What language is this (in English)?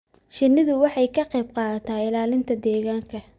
Somali